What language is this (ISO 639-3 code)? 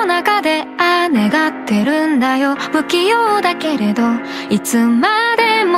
jpn